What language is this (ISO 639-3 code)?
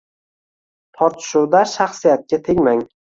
uzb